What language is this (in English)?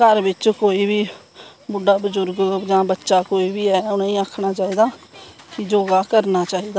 Dogri